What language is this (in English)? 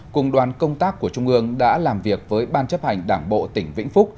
Vietnamese